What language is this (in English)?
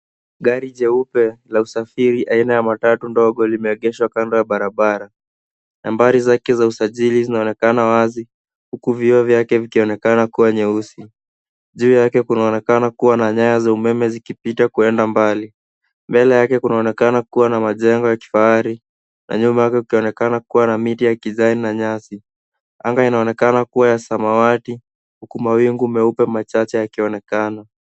Swahili